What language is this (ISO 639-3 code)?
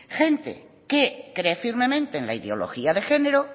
spa